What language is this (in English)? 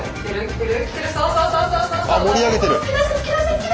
Japanese